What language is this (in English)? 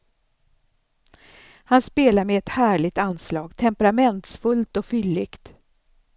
Swedish